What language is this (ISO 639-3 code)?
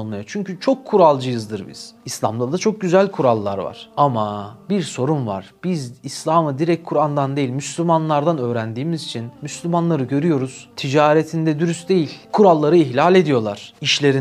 tur